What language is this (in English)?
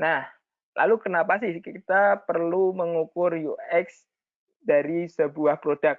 Indonesian